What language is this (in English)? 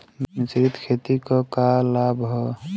Bhojpuri